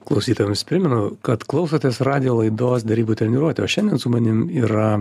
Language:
Lithuanian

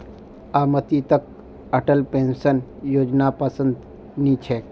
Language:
Magahi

